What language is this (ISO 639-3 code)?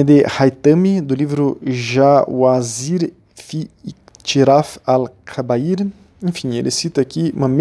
por